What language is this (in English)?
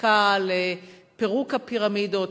Hebrew